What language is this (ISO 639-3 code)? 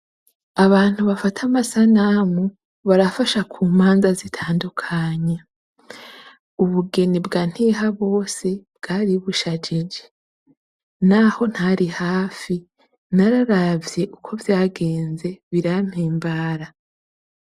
run